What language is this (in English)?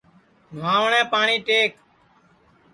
Sansi